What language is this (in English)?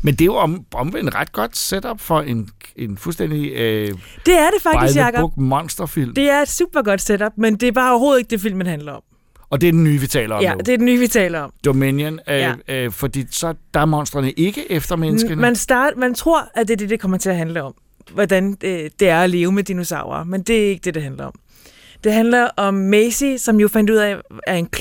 Danish